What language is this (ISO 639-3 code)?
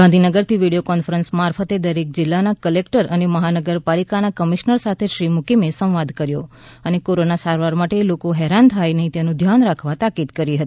guj